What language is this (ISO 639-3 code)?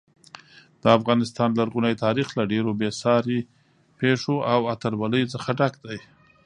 pus